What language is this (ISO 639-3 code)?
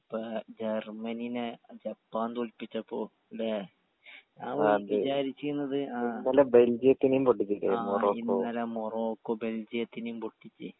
mal